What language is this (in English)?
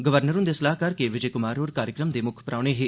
Dogri